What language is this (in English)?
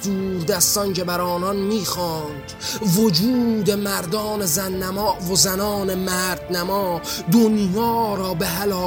Persian